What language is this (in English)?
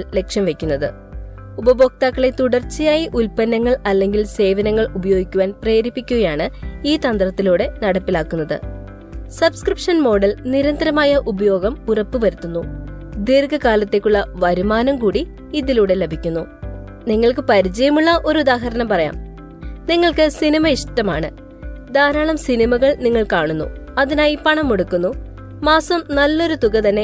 Malayalam